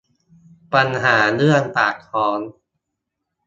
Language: Thai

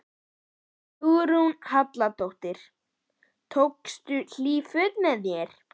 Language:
Icelandic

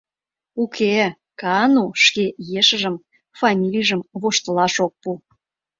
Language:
Mari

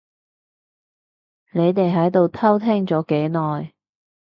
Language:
Cantonese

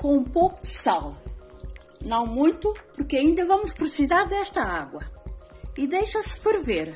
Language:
Portuguese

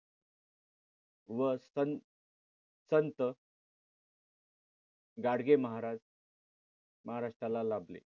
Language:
Marathi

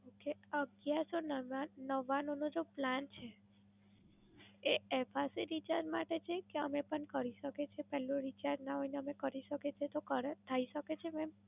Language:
Gujarati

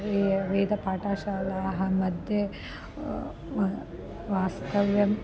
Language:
Sanskrit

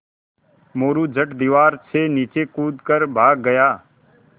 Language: Hindi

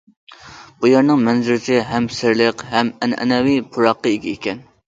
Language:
Uyghur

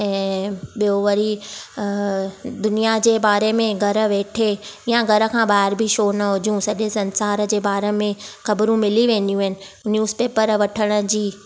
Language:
Sindhi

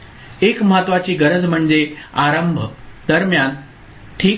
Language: Marathi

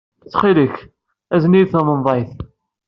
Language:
Kabyle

